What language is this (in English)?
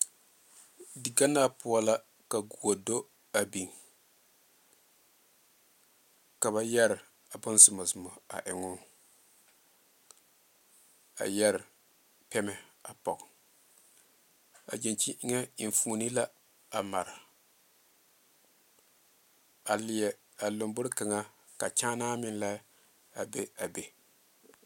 Southern Dagaare